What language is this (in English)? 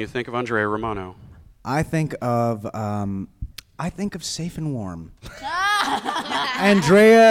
English